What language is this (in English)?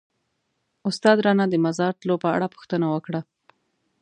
Pashto